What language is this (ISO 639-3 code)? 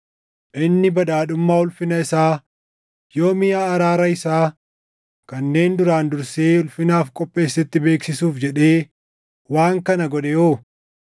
orm